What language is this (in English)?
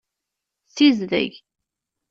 Kabyle